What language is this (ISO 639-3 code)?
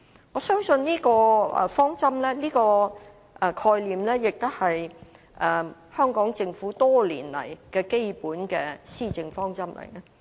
yue